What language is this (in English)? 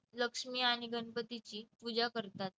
Marathi